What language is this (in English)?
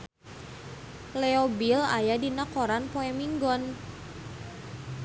Sundanese